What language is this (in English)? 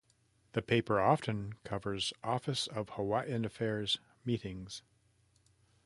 English